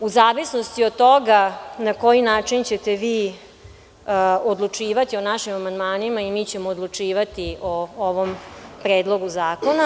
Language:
Serbian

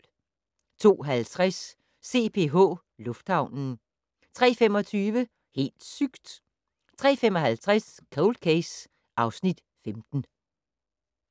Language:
Danish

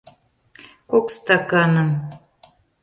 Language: Mari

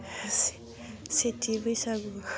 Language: Bodo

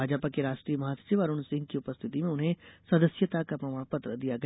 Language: Hindi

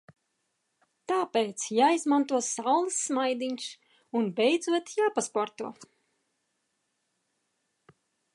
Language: Latvian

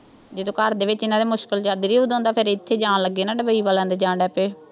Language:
Punjabi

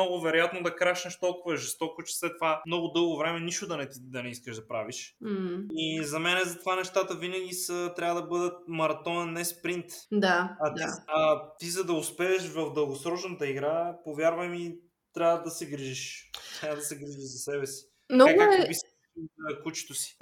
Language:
Bulgarian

